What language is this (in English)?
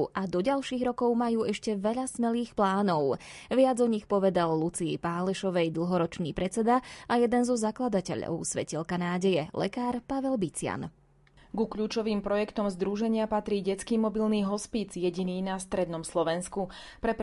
Slovak